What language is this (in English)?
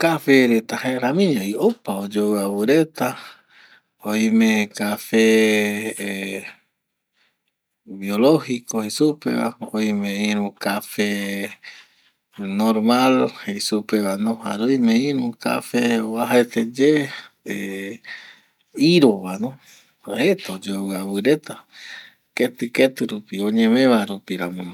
Eastern Bolivian Guaraní